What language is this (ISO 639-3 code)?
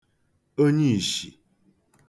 ibo